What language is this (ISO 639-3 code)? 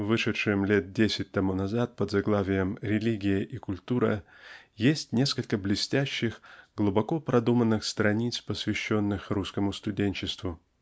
rus